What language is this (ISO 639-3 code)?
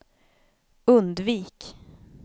swe